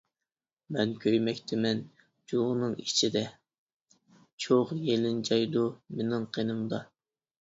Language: Uyghur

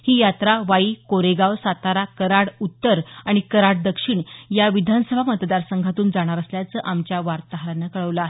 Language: Marathi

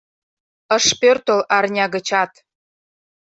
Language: Mari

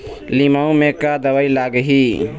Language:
Chhattisgarhi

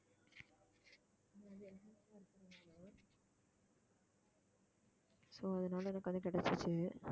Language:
Tamil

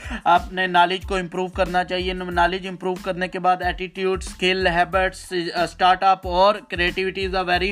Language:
Urdu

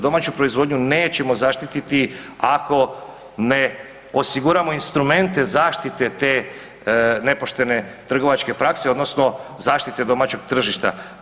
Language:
Croatian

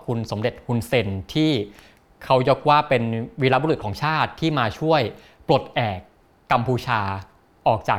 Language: Thai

